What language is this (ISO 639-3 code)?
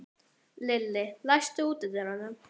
isl